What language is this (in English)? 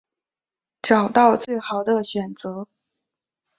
Chinese